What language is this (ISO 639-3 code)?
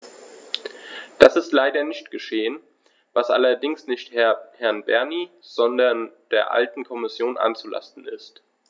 deu